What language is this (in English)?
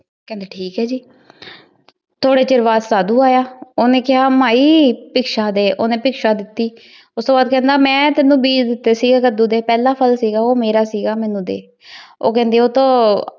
Punjabi